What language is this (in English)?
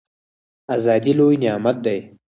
Pashto